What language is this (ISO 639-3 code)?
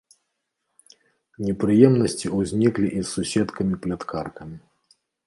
bel